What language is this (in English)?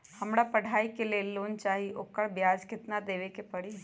Magahi